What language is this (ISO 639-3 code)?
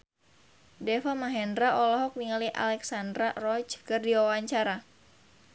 sun